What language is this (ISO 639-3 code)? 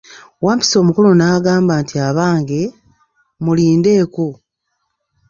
lug